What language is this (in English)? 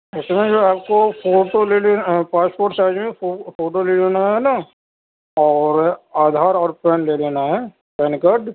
Urdu